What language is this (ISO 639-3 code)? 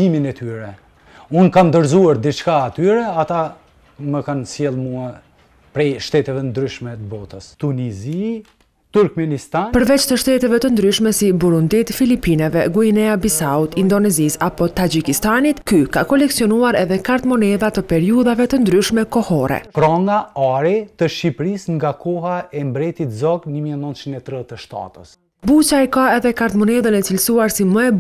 lit